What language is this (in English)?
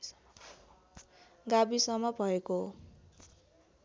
Nepali